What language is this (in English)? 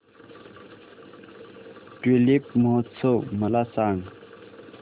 Marathi